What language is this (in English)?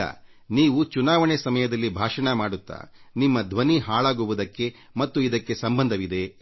Kannada